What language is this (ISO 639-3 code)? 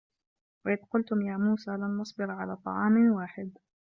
ara